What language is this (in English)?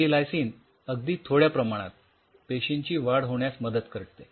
Marathi